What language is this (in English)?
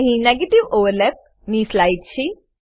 Gujarati